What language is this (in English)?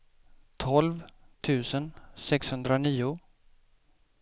Swedish